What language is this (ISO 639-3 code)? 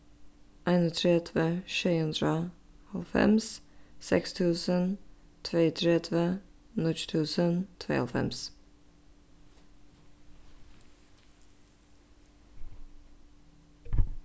fao